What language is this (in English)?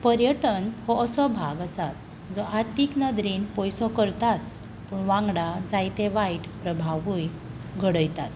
Konkani